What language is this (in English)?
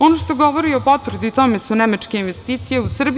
Serbian